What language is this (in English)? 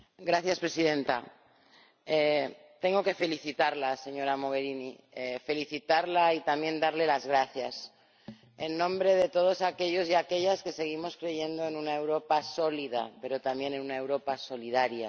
Spanish